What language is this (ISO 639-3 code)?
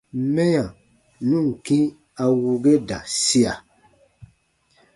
bba